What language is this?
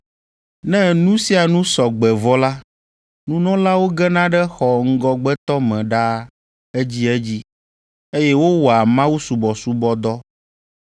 Ewe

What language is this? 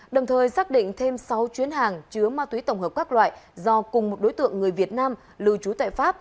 Vietnamese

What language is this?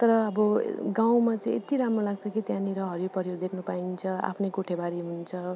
Nepali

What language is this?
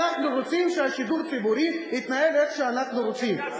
Hebrew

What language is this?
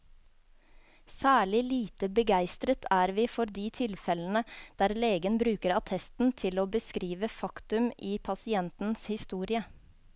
Norwegian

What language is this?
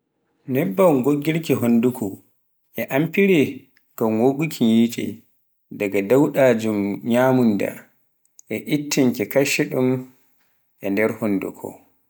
Pular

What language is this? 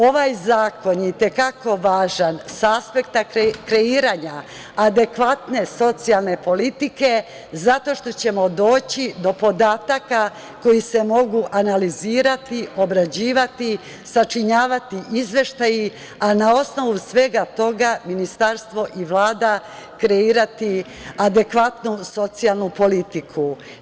Serbian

